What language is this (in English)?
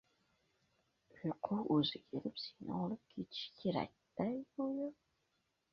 Uzbek